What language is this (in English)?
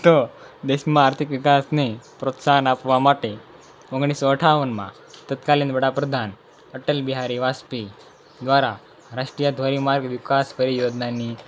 Gujarati